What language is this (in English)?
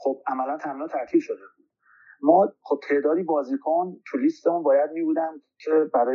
Persian